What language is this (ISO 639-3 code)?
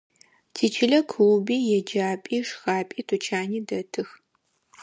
ady